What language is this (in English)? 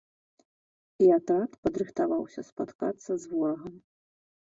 Belarusian